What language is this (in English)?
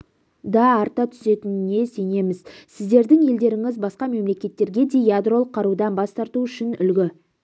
Kazakh